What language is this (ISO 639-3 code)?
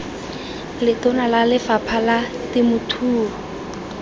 tsn